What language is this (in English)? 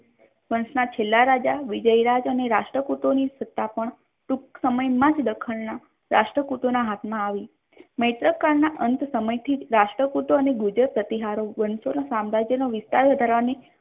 Gujarati